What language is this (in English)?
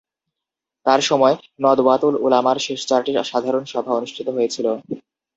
Bangla